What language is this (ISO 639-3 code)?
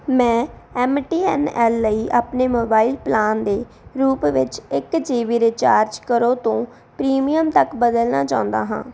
pan